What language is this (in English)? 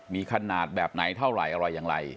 Thai